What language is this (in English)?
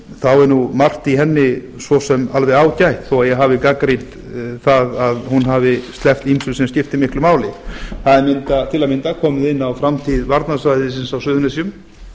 Icelandic